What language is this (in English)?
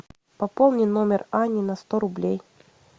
Russian